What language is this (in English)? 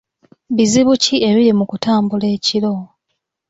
Ganda